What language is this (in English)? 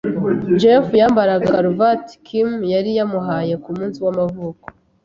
Kinyarwanda